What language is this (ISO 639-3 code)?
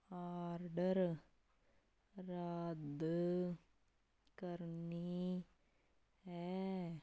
pan